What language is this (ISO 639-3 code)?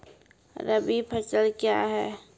mai